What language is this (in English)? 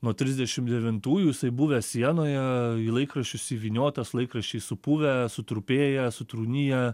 Lithuanian